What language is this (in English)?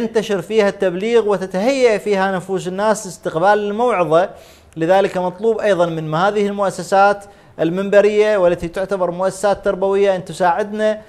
Arabic